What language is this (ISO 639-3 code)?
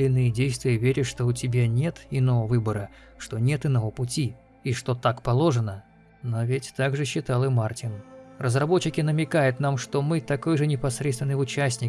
rus